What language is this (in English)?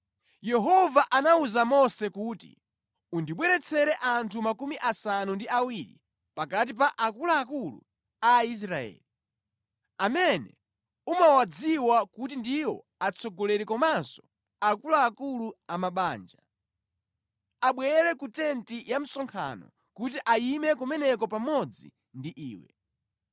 Nyanja